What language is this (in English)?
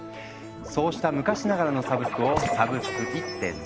Japanese